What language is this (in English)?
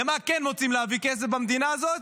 Hebrew